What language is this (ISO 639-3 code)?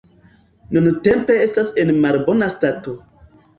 epo